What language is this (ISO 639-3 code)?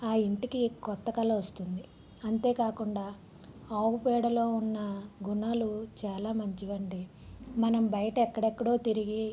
tel